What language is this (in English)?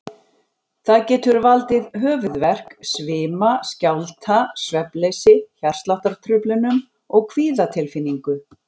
Icelandic